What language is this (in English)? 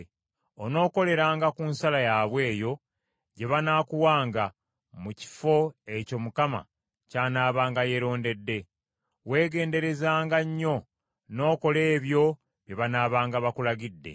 Ganda